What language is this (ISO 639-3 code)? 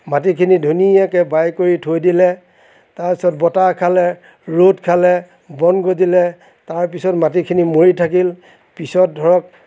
asm